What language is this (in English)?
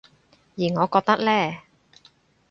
Cantonese